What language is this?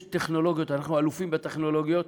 Hebrew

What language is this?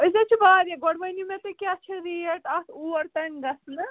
Kashmiri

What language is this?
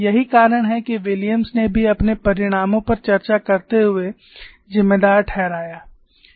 Hindi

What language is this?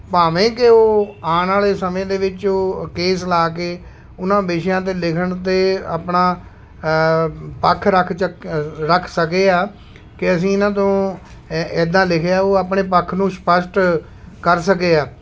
Punjabi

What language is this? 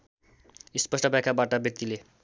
Nepali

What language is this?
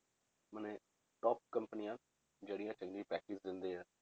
Punjabi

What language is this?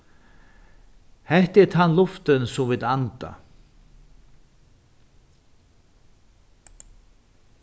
Faroese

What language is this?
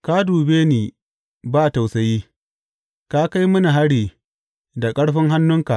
Hausa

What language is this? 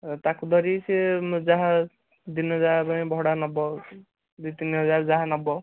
Odia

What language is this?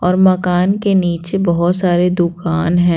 Hindi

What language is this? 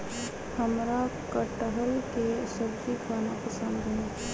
Magahi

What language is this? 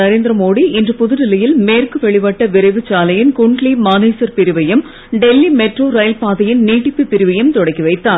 Tamil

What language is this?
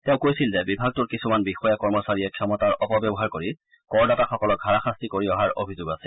Assamese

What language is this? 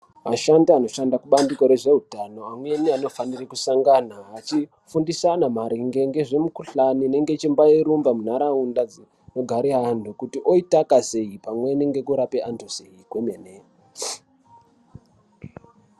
Ndau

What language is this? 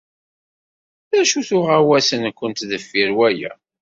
Kabyle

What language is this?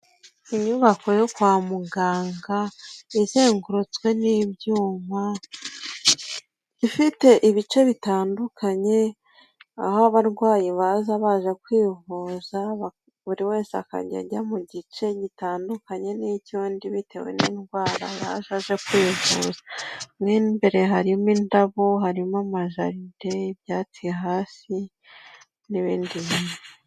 Kinyarwanda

